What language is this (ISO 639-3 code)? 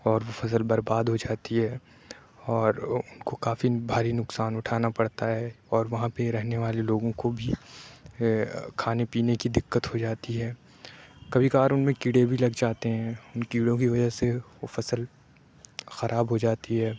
urd